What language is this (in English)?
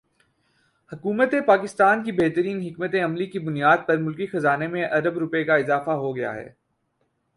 Urdu